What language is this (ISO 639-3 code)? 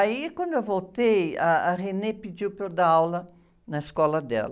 por